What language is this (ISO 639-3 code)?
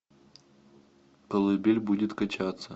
rus